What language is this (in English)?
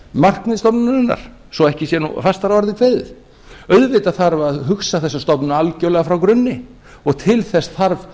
Icelandic